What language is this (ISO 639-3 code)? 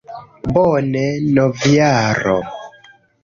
epo